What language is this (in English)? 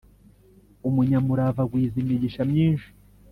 Kinyarwanda